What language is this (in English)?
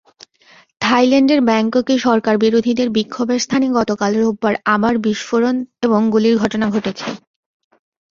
Bangla